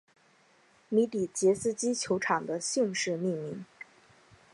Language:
Chinese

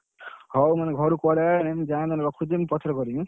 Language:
Odia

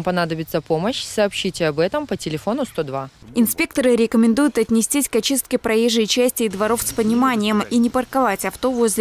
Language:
Russian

